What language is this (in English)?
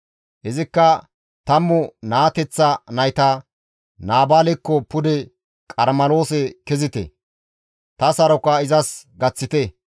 Gamo